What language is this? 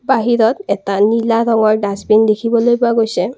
Assamese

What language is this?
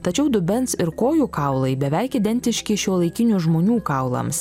Lithuanian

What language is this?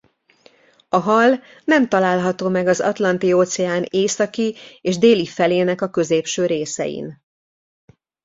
Hungarian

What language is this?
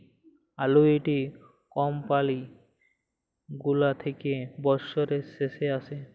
Bangla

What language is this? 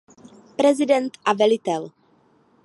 Czech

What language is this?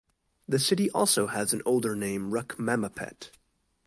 English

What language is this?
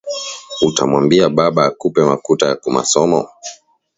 Swahili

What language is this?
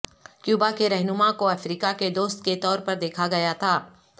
Urdu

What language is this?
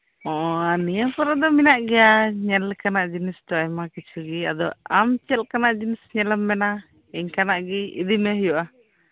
Santali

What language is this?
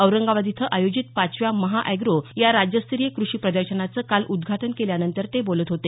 Marathi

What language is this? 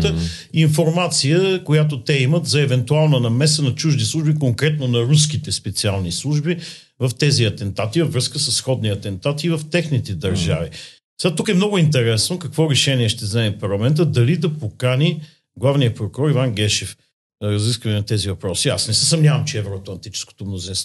Bulgarian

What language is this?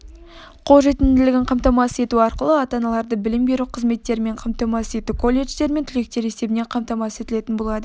Kazakh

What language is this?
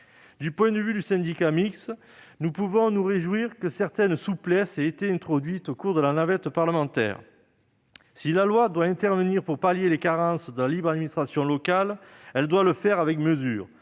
French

